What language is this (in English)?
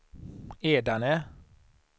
Swedish